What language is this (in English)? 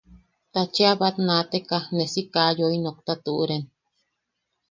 Yaqui